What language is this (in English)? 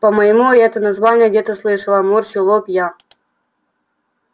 Russian